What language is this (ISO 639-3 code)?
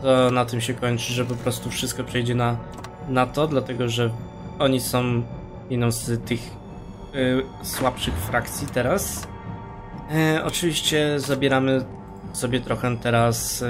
pol